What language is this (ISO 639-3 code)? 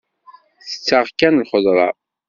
kab